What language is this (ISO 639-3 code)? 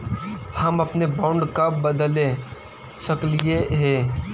mag